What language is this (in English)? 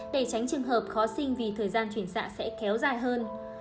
Vietnamese